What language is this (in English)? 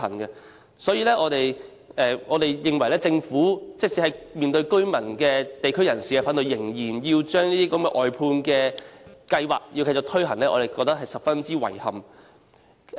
Cantonese